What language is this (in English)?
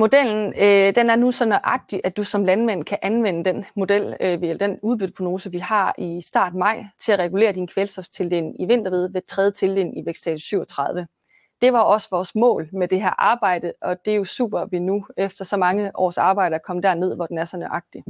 Danish